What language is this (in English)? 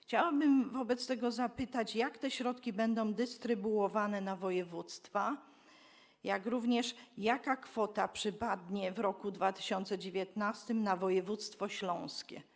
Polish